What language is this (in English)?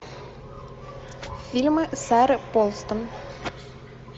Russian